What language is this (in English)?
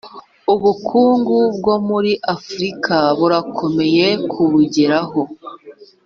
Kinyarwanda